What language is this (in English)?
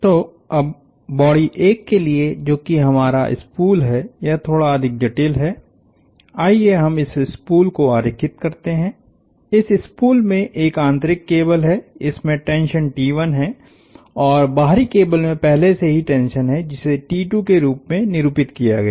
Hindi